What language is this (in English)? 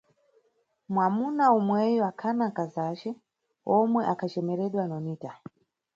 Nyungwe